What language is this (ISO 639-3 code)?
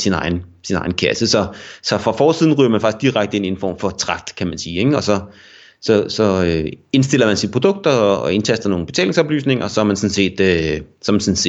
dan